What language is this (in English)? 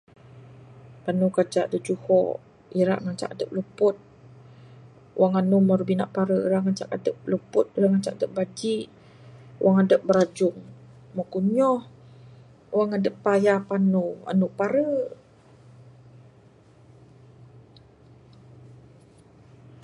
Bukar-Sadung Bidayuh